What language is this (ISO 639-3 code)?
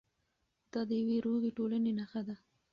pus